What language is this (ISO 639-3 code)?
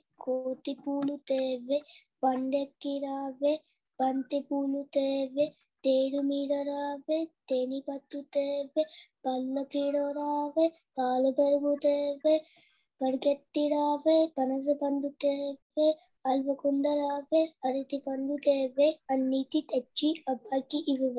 tel